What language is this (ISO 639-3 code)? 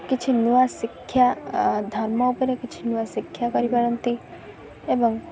ori